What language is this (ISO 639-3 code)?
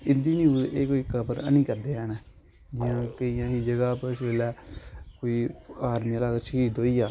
doi